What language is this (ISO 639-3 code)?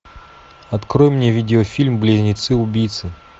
rus